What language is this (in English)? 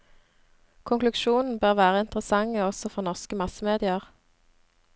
Norwegian